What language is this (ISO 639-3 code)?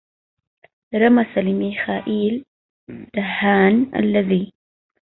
ara